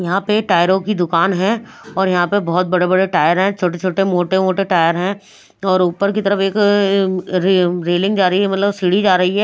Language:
Hindi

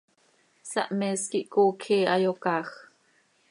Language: Seri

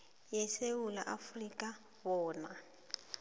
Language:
South Ndebele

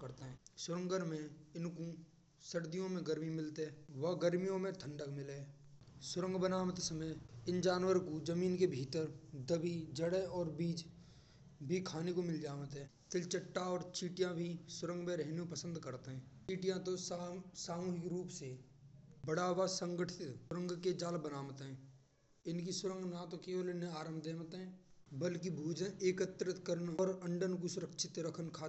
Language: Braj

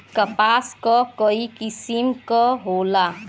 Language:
Bhojpuri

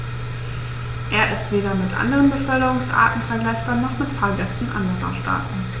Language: German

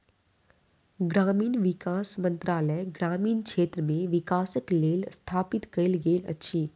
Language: Maithili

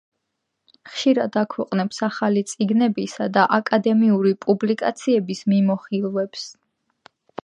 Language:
Georgian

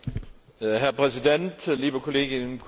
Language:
German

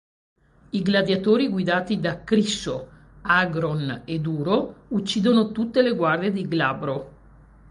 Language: Italian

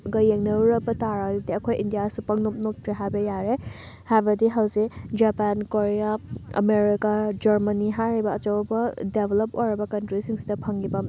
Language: Manipuri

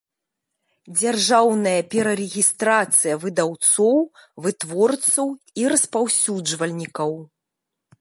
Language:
Belarusian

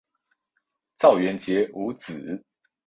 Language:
Chinese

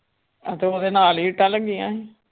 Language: Punjabi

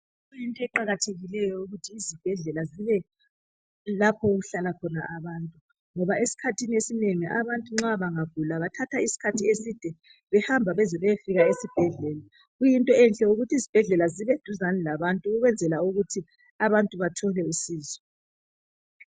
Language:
North Ndebele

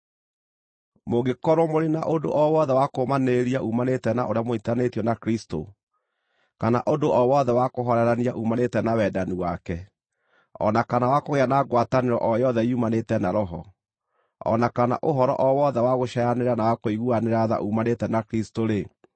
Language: Kikuyu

